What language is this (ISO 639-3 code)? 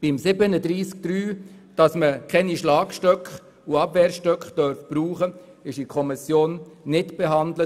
gsw